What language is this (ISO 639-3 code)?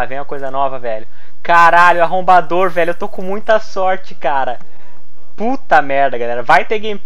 por